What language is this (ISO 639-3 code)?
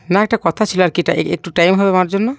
ben